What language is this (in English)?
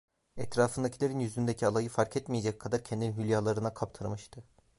Turkish